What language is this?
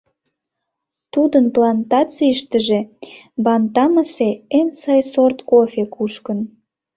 Mari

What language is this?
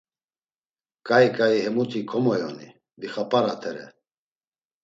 Laz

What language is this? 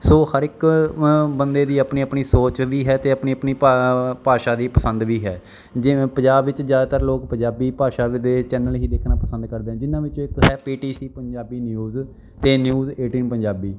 Punjabi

